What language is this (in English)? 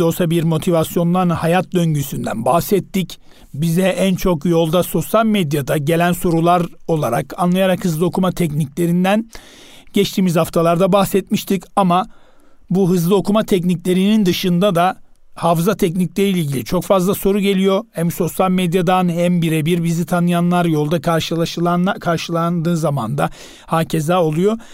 Turkish